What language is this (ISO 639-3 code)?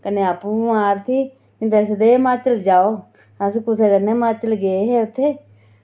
doi